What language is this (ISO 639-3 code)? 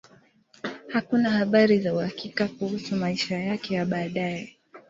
swa